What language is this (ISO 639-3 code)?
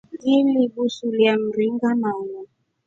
rof